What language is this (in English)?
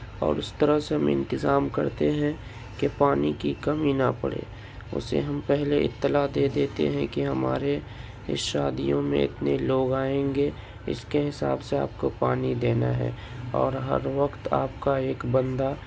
Urdu